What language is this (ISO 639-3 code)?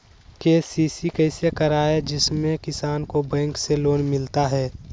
mag